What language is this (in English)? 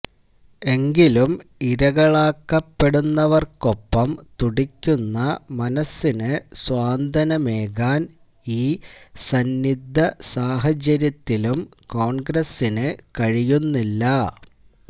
Malayalam